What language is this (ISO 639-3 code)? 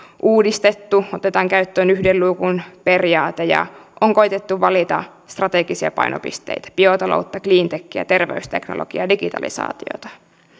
fin